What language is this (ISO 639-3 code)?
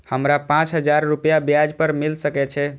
mai